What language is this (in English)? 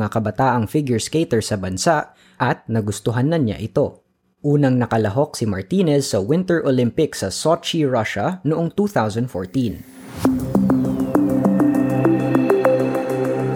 Filipino